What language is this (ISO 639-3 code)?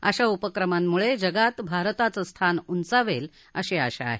mar